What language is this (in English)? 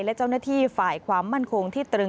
Thai